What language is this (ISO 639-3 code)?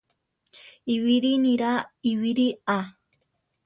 tar